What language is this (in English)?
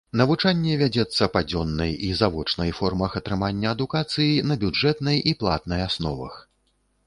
Belarusian